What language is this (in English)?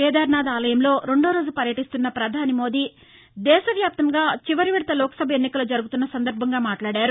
Telugu